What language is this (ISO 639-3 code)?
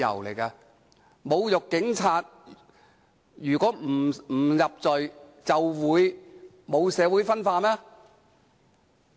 yue